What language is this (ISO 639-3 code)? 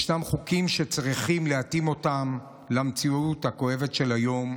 heb